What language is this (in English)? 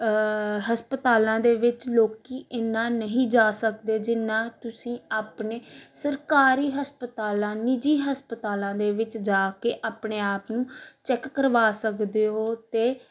Punjabi